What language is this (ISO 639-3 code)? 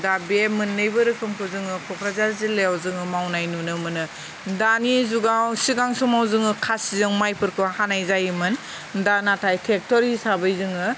brx